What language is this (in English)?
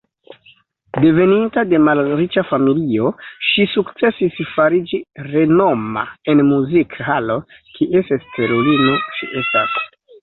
Esperanto